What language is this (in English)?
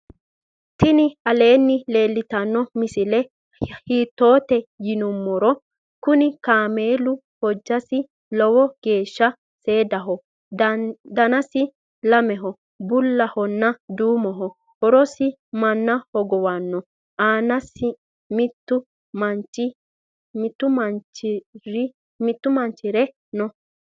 Sidamo